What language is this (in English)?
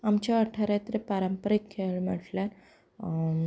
Konkani